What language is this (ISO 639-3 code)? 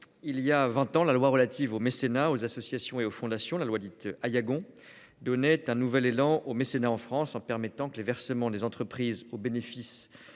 fra